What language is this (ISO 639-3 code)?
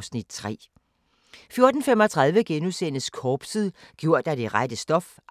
dan